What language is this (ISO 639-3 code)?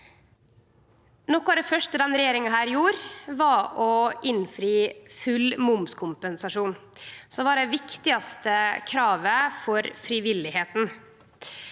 nor